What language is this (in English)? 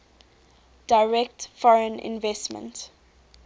English